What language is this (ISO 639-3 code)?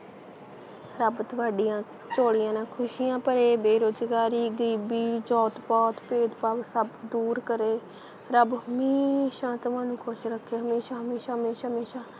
pan